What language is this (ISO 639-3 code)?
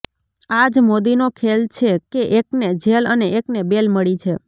guj